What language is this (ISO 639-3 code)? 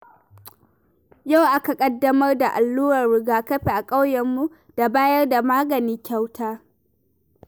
hau